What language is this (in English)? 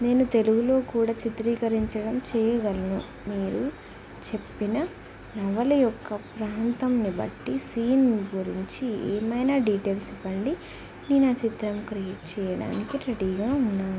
Telugu